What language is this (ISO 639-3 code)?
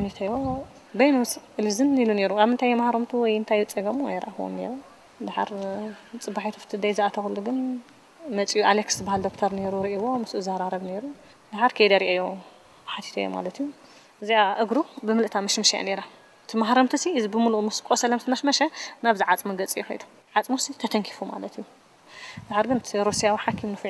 ara